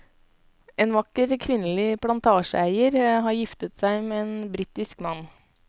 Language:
Norwegian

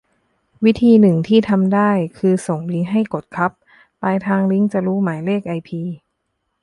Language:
Thai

